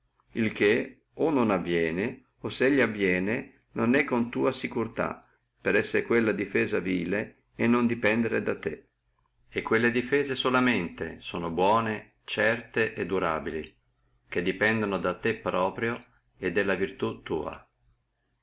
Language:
Italian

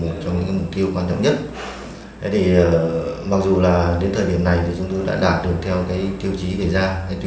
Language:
Vietnamese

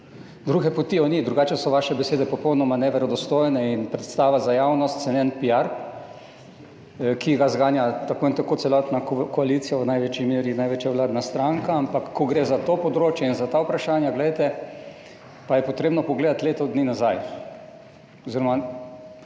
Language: Slovenian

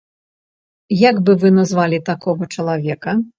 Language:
Belarusian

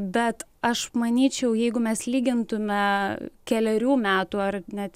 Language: Lithuanian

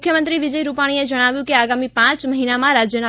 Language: Gujarati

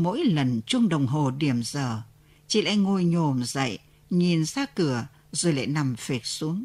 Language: Vietnamese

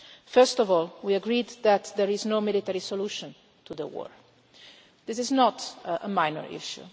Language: English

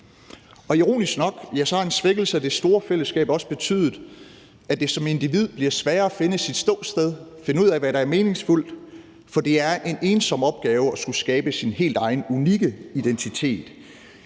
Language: Danish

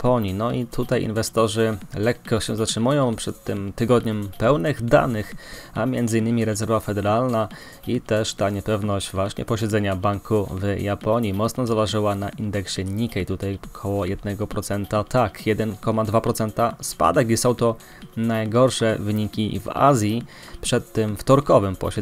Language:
Polish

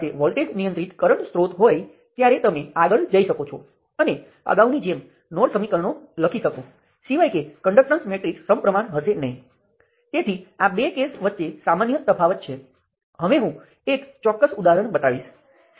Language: Gujarati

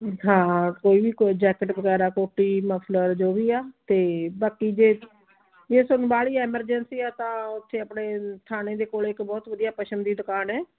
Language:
Punjabi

